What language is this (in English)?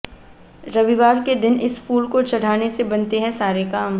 Hindi